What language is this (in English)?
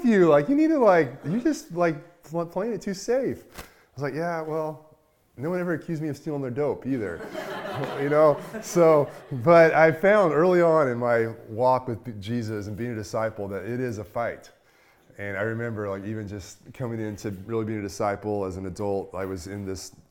English